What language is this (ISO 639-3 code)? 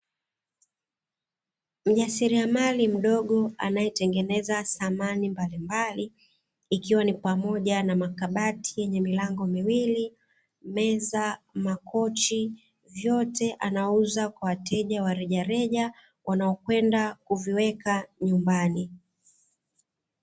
swa